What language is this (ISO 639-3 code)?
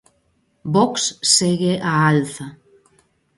glg